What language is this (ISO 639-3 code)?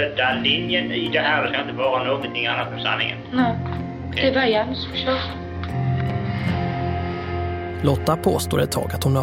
swe